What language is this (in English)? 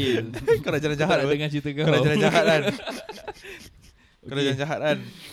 Malay